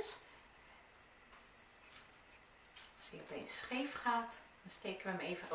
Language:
Dutch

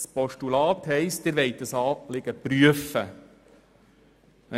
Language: Swiss German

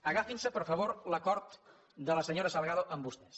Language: Catalan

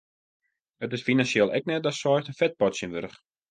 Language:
Western Frisian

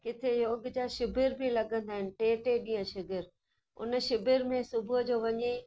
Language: Sindhi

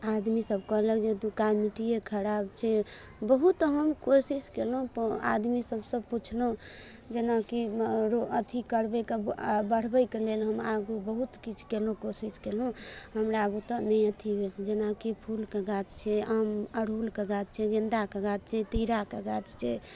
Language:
Maithili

